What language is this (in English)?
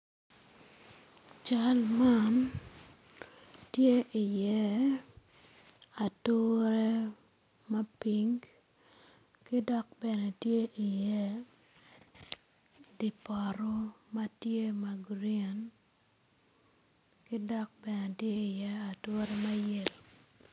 Acoli